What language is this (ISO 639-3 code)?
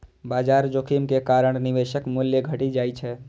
mai